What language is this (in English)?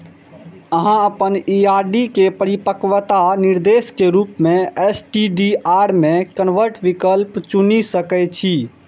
Maithili